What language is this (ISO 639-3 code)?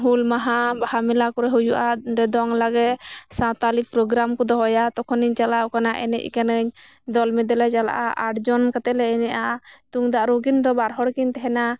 sat